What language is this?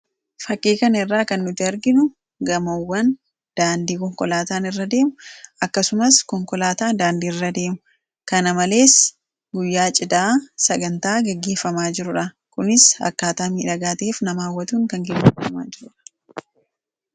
Oromo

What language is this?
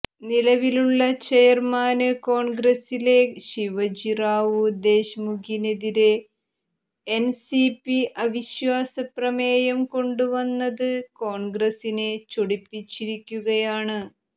Malayalam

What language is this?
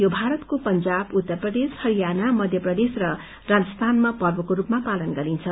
Nepali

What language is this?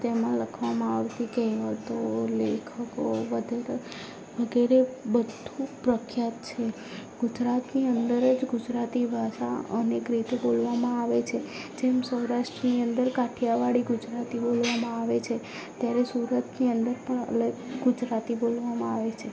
Gujarati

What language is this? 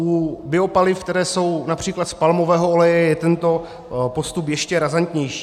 Czech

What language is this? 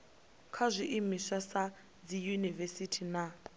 Venda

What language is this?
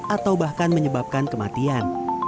Indonesian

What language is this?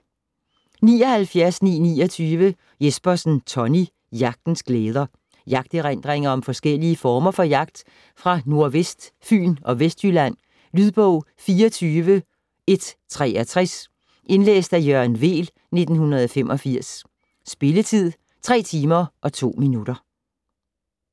Danish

